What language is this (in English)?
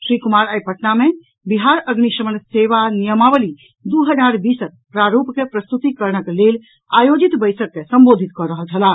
Maithili